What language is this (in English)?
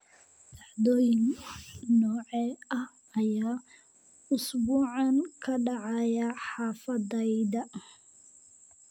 Somali